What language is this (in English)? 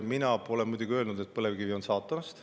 Estonian